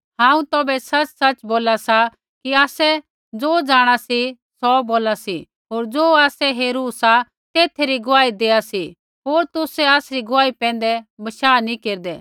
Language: Kullu Pahari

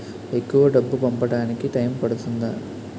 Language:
Telugu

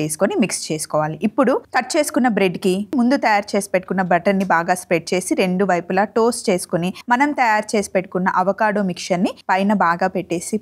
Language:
Telugu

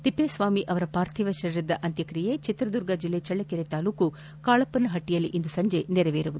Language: Kannada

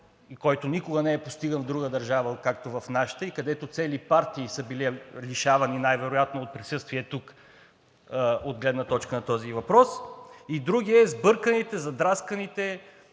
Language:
Bulgarian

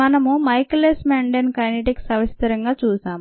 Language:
Telugu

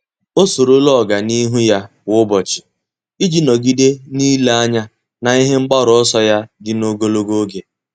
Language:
Igbo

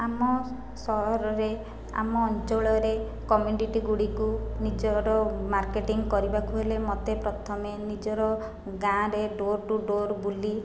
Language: Odia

